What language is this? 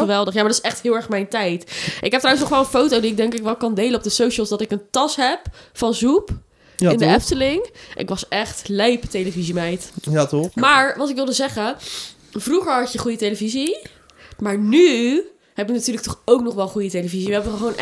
Dutch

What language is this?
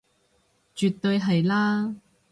Cantonese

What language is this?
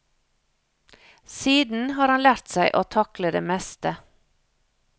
Norwegian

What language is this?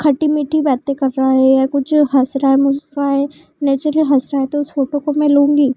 Hindi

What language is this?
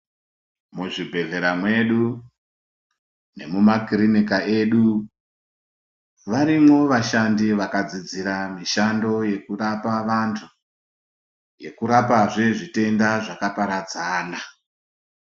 Ndau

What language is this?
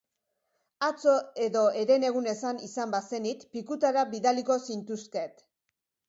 Basque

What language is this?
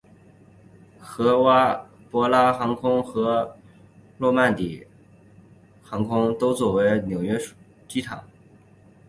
Chinese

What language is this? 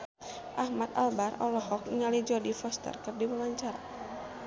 Sundanese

